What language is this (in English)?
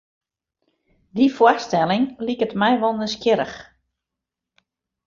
Western Frisian